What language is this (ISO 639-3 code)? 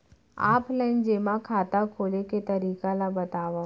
hne